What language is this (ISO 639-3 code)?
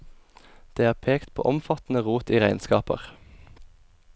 nor